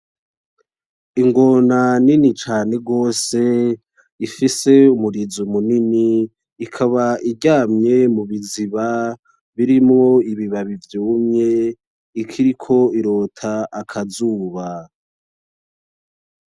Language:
Rundi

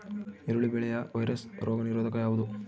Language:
Kannada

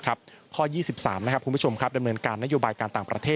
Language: Thai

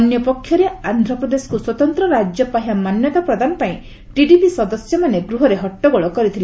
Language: Odia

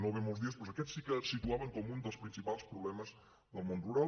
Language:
Catalan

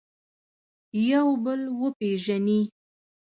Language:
Pashto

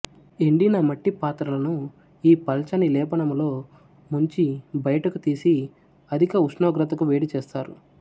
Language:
Telugu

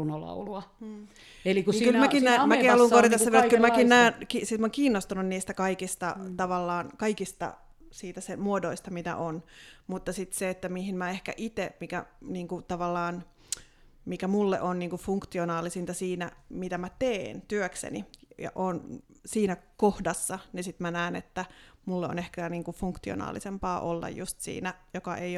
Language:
Finnish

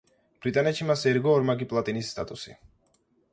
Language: Georgian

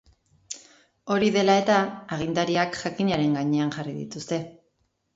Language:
Basque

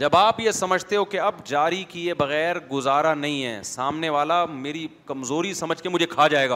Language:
Urdu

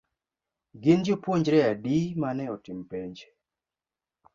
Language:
Luo (Kenya and Tanzania)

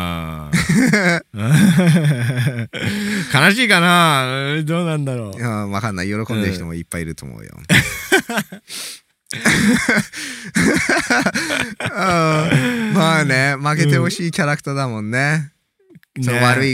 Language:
Japanese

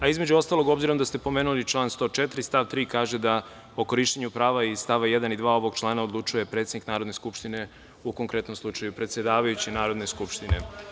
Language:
Serbian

